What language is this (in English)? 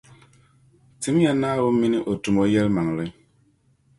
Dagbani